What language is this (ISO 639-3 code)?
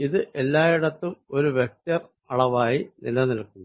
mal